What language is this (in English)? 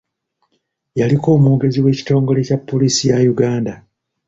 Ganda